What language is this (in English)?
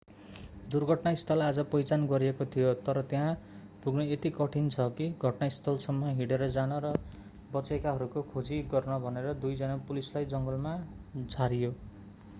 Nepali